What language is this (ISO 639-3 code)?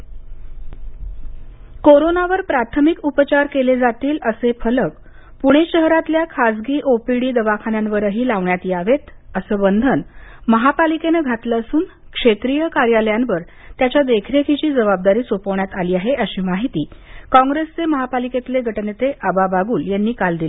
mar